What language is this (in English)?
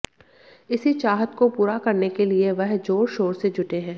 Hindi